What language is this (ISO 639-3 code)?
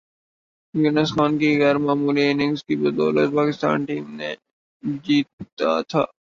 urd